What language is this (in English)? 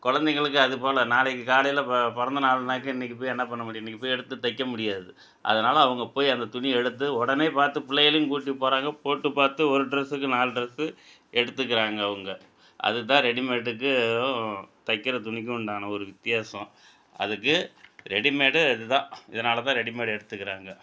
Tamil